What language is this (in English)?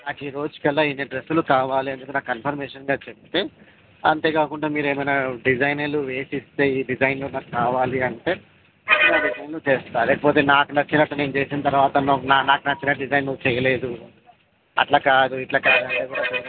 Telugu